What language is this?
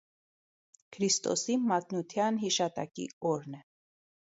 Armenian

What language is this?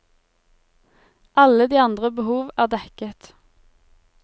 Norwegian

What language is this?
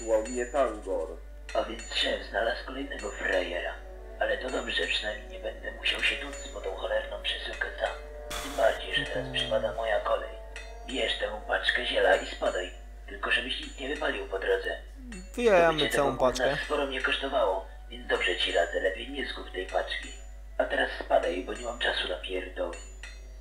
Polish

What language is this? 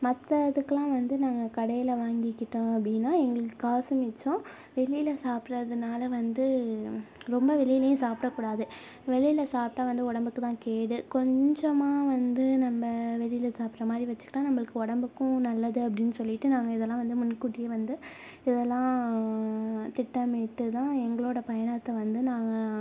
Tamil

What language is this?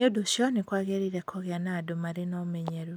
Kikuyu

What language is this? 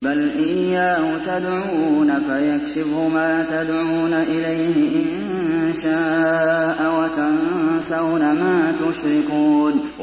Arabic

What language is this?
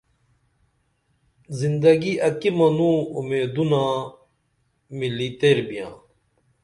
Dameli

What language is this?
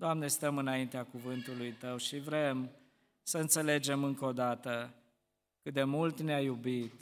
Romanian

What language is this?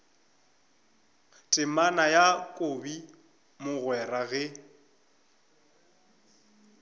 Northern Sotho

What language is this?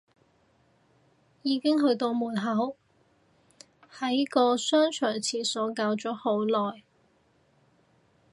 Cantonese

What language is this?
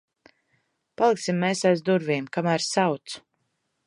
Latvian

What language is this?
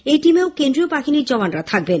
Bangla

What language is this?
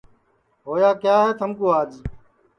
Sansi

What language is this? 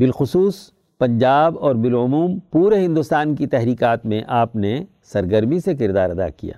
Urdu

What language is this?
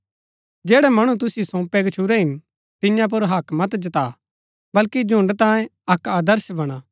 Gaddi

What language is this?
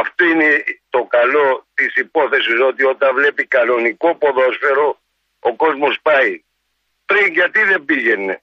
Greek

